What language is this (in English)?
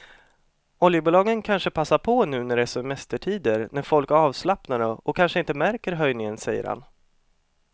Swedish